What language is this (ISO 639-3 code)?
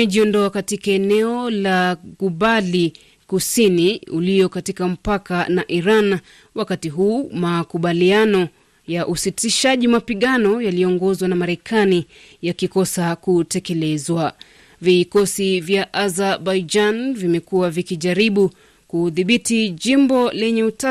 swa